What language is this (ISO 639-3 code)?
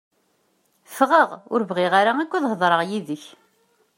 kab